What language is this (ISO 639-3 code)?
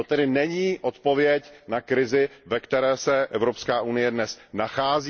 ces